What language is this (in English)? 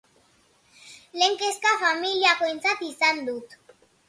Basque